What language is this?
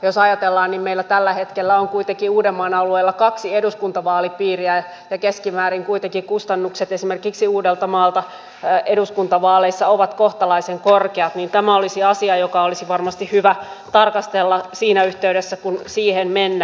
Finnish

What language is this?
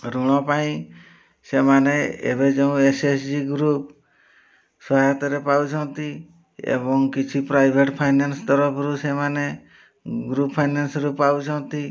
Odia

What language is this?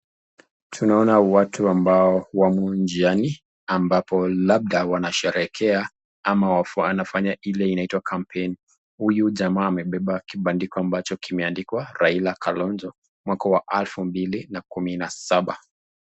Swahili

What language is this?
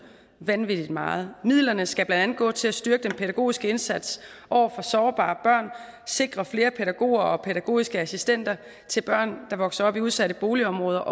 Danish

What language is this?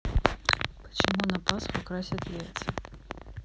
Russian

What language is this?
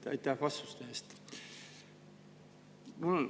Estonian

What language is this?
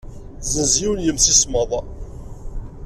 Kabyle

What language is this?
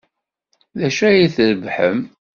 Kabyle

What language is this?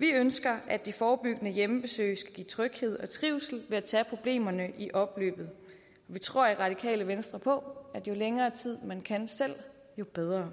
Danish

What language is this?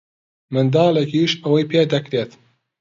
Central Kurdish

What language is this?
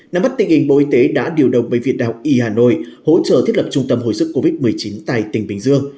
Vietnamese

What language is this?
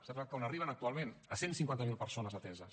Catalan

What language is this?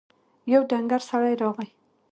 Pashto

